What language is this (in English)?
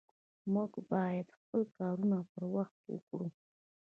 Pashto